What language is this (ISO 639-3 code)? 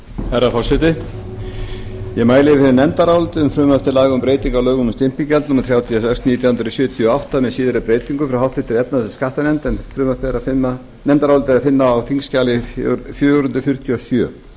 isl